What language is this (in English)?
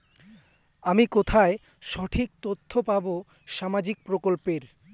Bangla